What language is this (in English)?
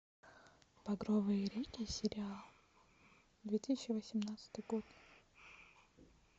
Russian